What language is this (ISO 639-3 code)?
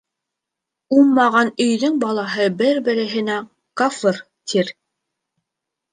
bak